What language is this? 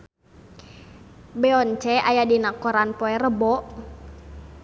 Sundanese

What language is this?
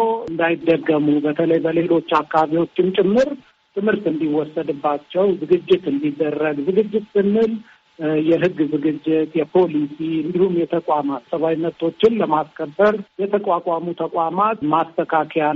Amharic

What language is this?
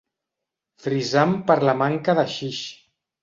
Catalan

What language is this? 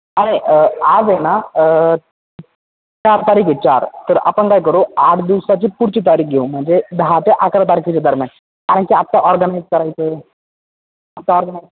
Marathi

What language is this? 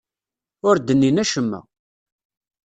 Kabyle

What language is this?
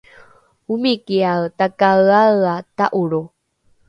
Rukai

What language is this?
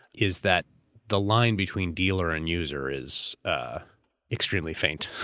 English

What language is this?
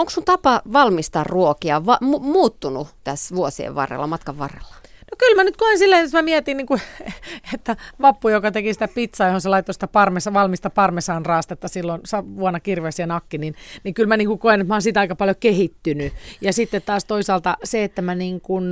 Finnish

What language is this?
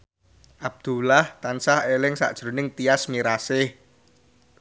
Javanese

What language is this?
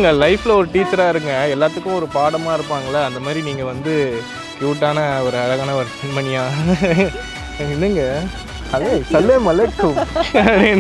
Indonesian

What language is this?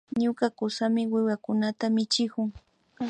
Imbabura Highland Quichua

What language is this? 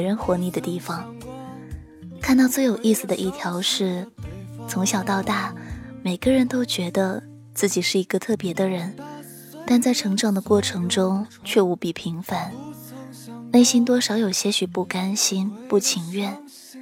Chinese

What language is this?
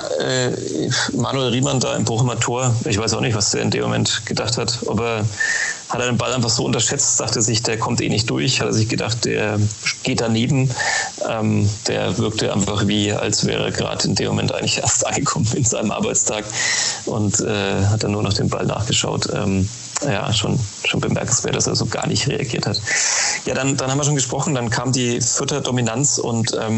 German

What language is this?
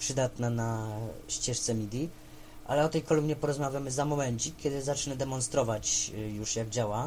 Polish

